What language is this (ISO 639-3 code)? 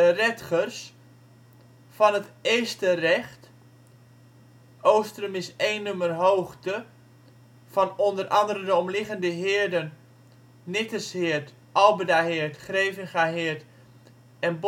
nld